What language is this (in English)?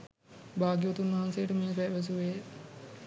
Sinhala